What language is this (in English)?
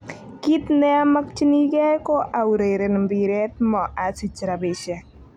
Kalenjin